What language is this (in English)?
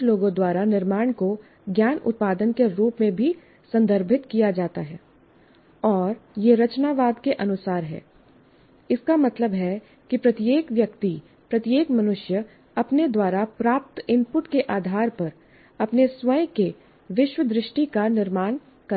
Hindi